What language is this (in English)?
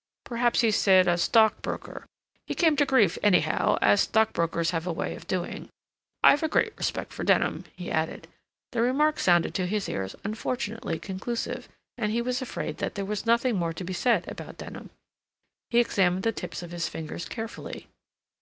English